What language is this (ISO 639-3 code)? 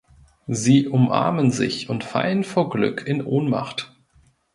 deu